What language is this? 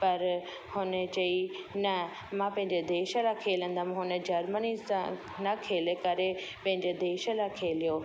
Sindhi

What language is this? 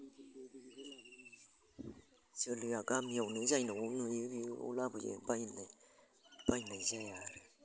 Bodo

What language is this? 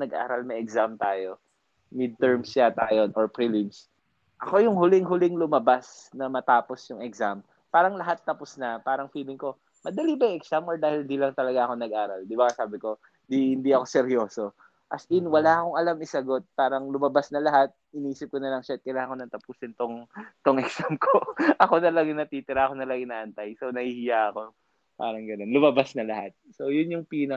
Filipino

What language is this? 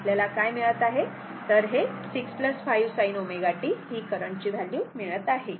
Marathi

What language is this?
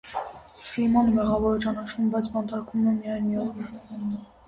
Armenian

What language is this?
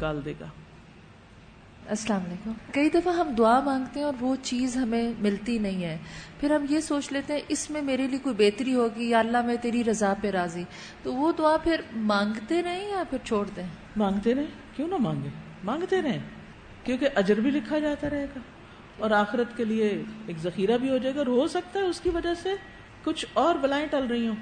Urdu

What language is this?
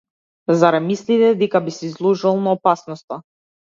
Macedonian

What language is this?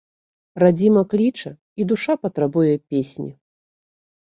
Belarusian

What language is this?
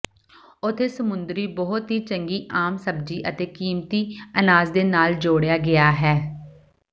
Punjabi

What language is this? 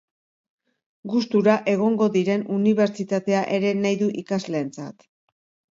Basque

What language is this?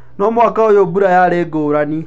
Kikuyu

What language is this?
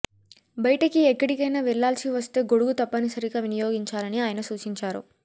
Telugu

